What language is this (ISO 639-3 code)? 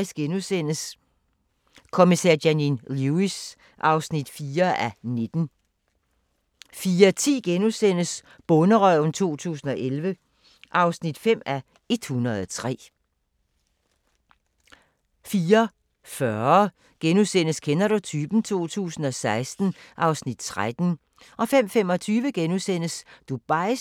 dan